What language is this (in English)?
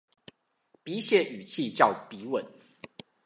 Chinese